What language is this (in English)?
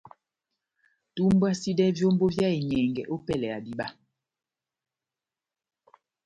Batanga